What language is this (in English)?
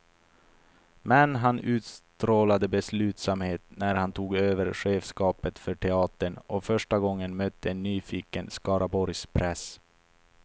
Swedish